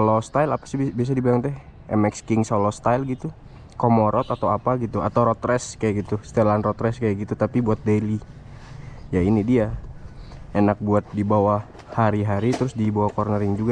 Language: Indonesian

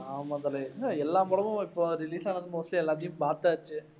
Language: Tamil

